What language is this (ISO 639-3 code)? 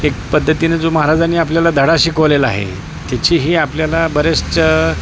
mar